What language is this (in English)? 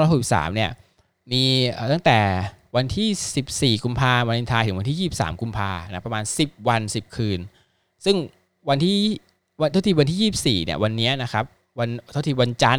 Thai